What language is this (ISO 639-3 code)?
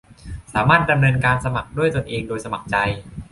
tha